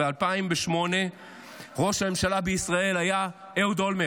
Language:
Hebrew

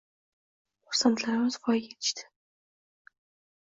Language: Uzbek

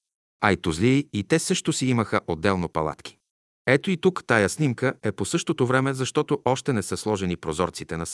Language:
Bulgarian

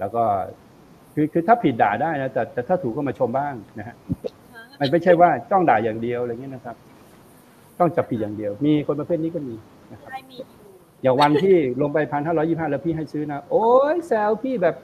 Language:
Thai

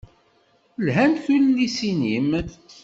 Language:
Kabyle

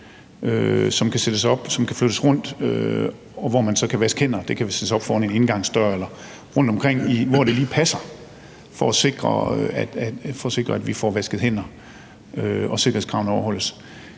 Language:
Danish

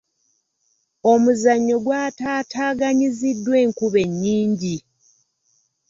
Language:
Ganda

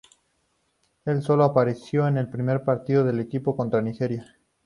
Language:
Spanish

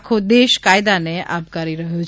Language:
Gujarati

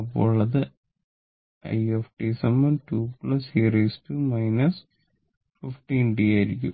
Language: Malayalam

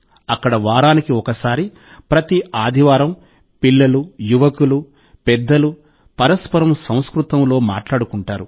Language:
Telugu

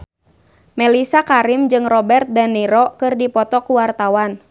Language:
Sundanese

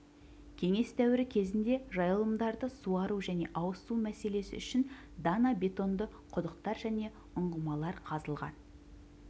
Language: Kazakh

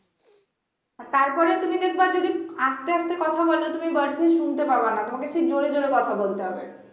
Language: Bangla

